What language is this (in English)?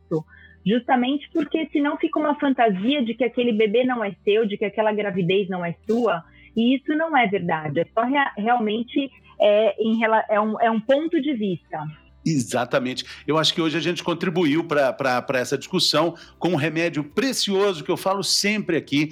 Portuguese